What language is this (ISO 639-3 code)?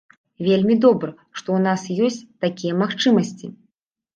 bel